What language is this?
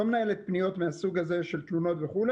Hebrew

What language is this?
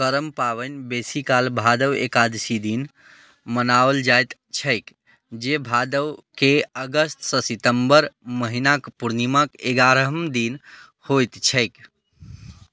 Maithili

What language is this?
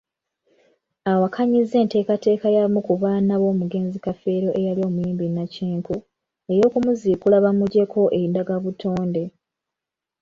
Ganda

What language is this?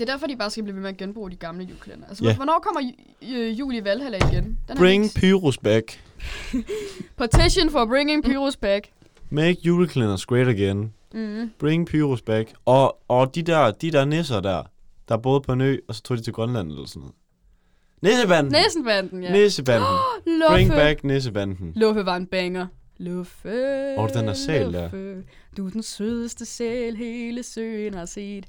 Danish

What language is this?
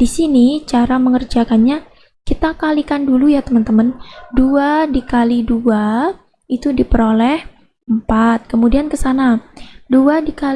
Indonesian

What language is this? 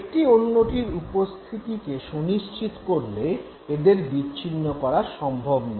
Bangla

